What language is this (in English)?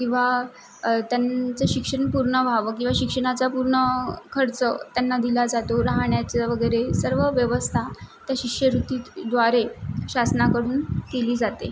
Marathi